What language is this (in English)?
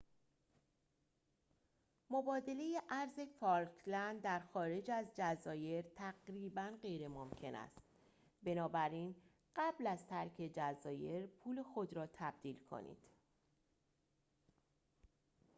Persian